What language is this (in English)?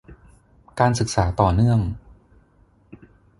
Thai